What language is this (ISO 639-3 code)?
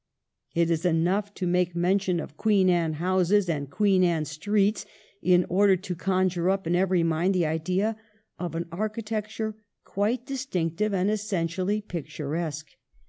eng